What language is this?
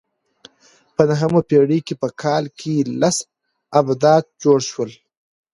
Pashto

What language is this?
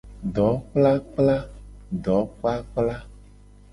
Gen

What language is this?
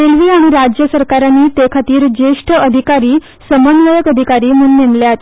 Konkani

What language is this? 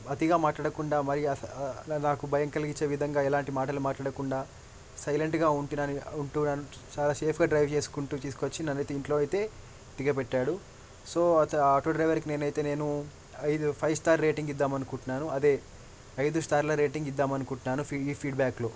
Telugu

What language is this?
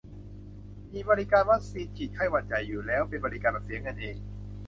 Thai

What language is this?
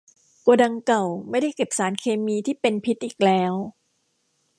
Thai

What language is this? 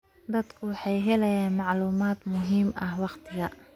Somali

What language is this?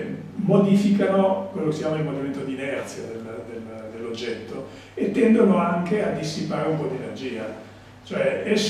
Italian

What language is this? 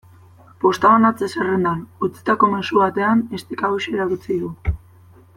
Basque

